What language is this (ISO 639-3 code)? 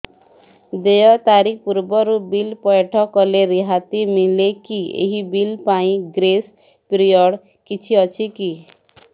ori